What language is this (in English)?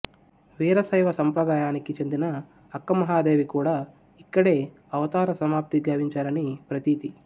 Telugu